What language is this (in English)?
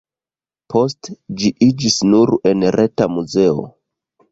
Esperanto